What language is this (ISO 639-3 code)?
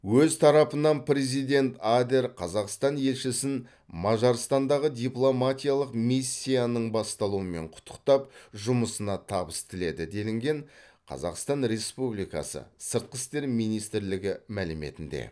kaz